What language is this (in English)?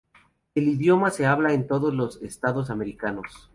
Spanish